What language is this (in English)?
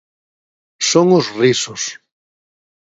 Galician